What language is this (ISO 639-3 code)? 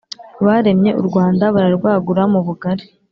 kin